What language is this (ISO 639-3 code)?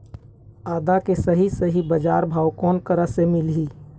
hne